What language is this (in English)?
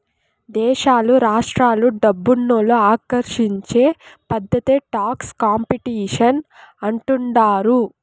Telugu